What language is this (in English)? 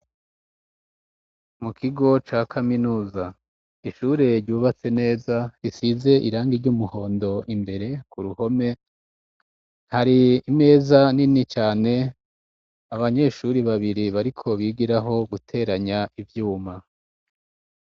Rundi